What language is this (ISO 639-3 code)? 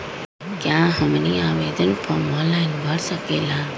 mag